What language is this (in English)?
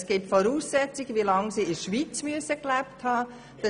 Swiss German